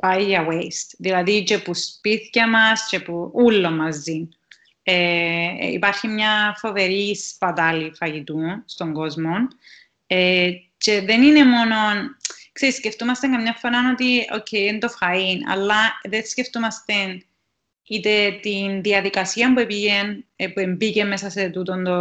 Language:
Greek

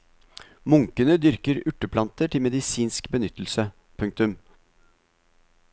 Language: Norwegian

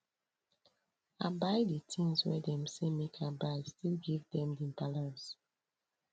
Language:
Nigerian Pidgin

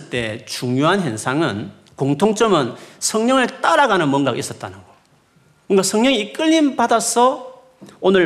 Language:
Korean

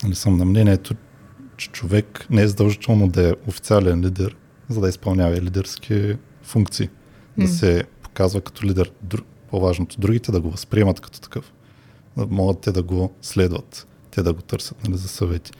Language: Bulgarian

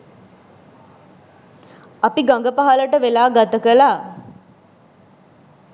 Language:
Sinhala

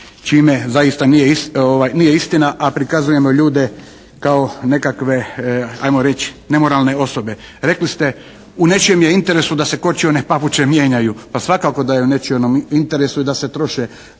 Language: Croatian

